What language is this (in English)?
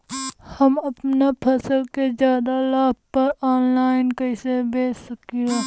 Bhojpuri